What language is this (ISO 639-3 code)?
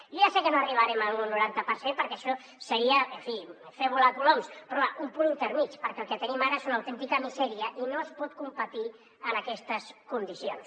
cat